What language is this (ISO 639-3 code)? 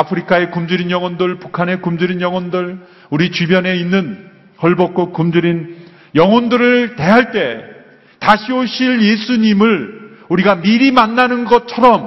kor